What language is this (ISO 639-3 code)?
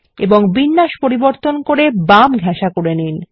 ben